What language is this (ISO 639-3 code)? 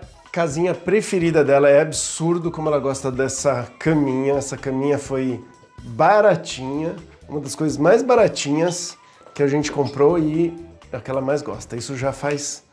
por